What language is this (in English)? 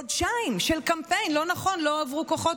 Hebrew